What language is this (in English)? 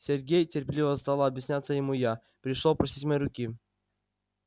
Russian